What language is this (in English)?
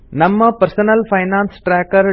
Kannada